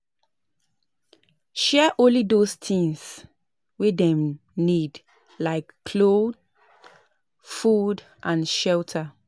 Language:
Nigerian Pidgin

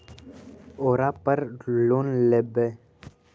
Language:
Magahi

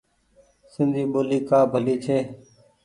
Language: Goaria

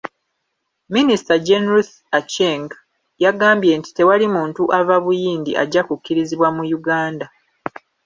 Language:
Ganda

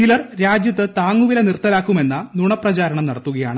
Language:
Malayalam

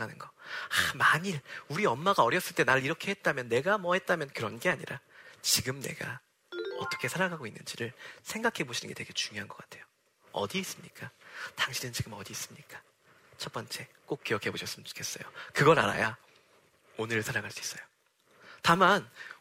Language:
Korean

